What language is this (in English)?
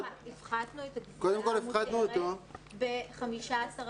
Hebrew